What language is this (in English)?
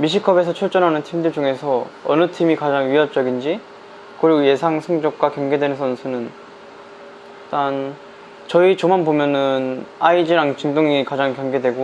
Korean